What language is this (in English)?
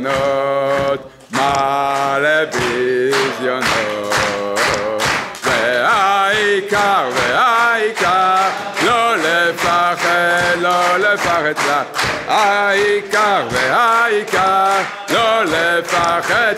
Hebrew